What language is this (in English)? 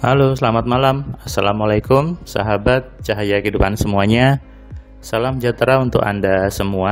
Indonesian